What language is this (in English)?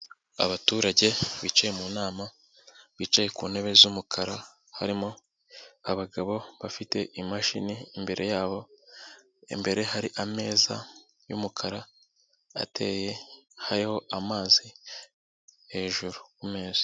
Kinyarwanda